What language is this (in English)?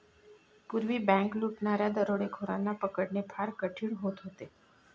Marathi